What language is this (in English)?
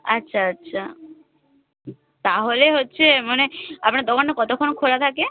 Bangla